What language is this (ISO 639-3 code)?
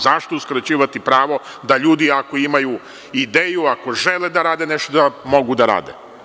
srp